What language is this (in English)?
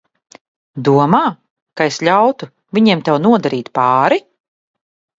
Latvian